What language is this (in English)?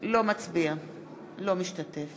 Hebrew